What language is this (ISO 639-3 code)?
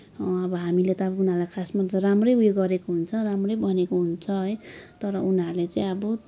nep